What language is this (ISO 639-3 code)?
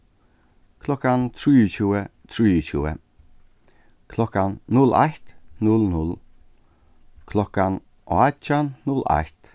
fao